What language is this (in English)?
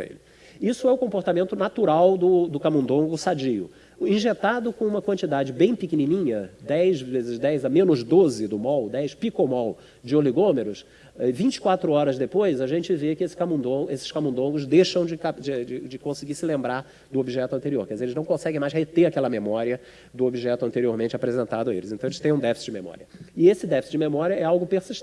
Portuguese